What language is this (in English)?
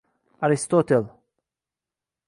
Uzbek